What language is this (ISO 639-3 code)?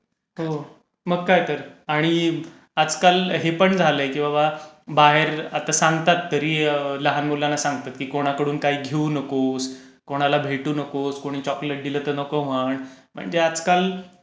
mar